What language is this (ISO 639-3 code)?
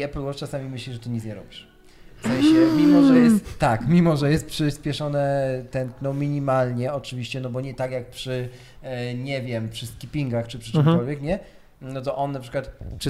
pol